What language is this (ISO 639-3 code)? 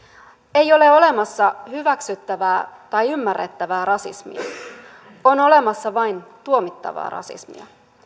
fin